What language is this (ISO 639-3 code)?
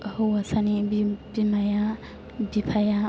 brx